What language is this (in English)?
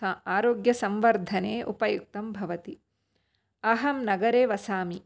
Sanskrit